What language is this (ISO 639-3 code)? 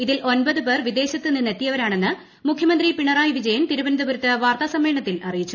mal